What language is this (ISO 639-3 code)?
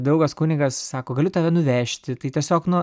lit